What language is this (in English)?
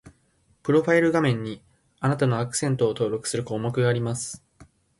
Japanese